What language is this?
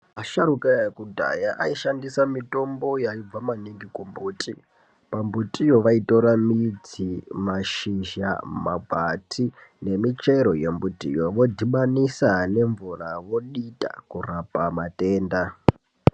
Ndau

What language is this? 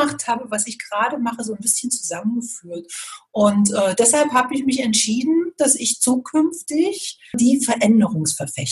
German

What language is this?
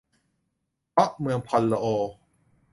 Thai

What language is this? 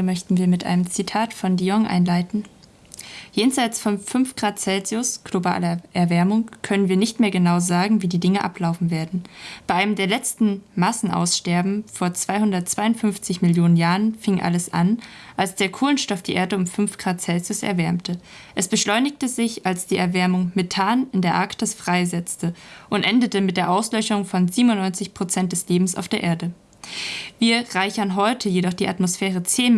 German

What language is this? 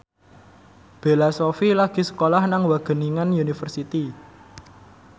Javanese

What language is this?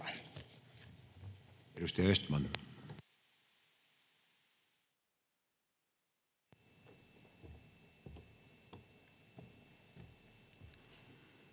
Finnish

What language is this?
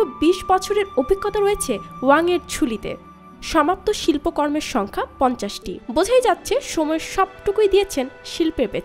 Bangla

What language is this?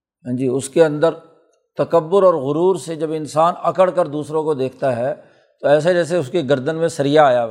Urdu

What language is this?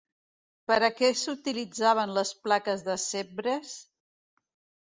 Catalan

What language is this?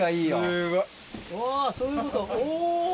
Japanese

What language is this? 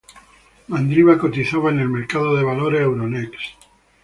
Spanish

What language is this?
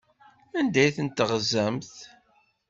Kabyle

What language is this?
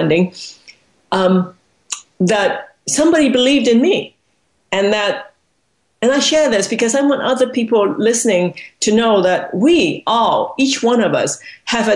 English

